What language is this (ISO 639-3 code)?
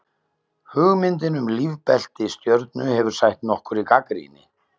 isl